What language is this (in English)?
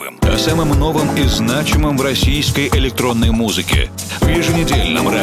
Russian